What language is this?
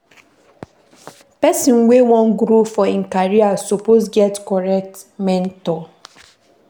Nigerian Pidgin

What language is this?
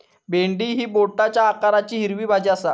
Marathi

